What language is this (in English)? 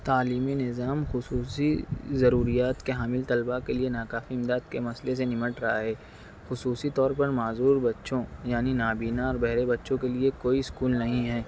Urdu